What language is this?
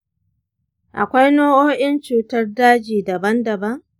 Hausa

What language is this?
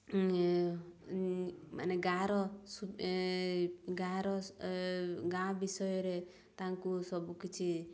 Odia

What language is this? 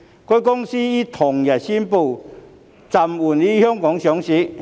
Cantonese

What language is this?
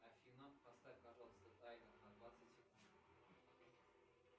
Russian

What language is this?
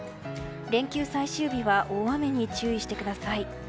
Japanese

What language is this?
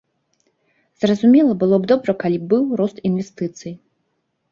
Belarusian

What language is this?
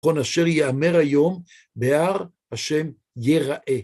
Hebrew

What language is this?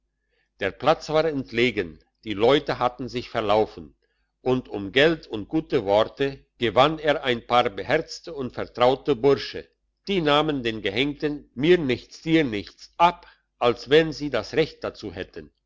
German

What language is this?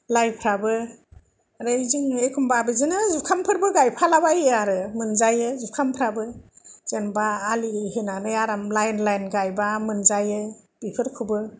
Bodo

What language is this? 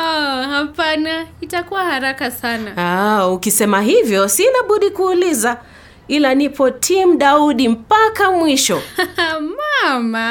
Swahili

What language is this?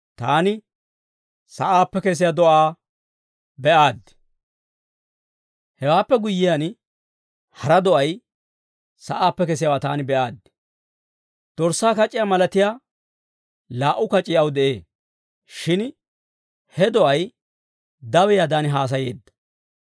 Dawro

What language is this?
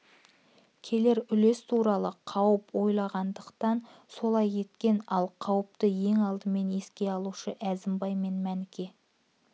Kazakh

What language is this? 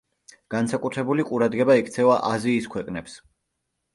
Georgian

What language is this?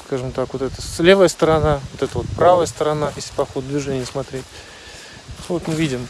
Russian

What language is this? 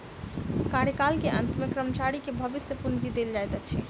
Maithili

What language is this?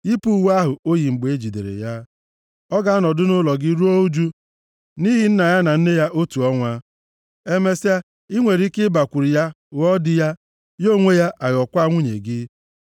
Igbo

